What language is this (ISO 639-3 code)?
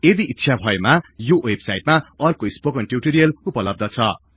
nep